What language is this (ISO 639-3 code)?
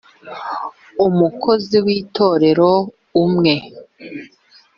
kin